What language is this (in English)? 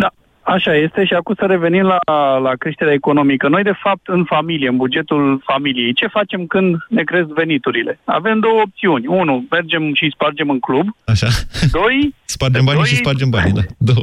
Romanian